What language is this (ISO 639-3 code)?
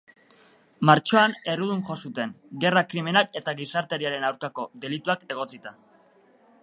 eus